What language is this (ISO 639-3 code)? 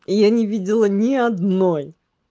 rus